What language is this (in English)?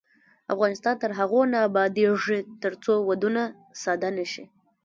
Pashto